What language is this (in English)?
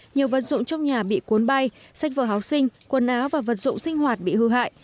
Vietnamese